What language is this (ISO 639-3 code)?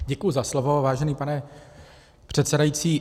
ces